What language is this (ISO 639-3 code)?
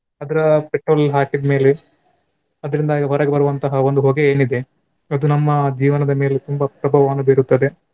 kan